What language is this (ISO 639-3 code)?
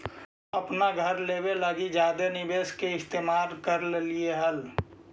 mag